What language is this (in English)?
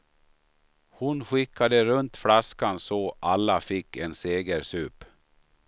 Swedish